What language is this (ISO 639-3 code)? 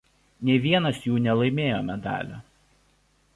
lit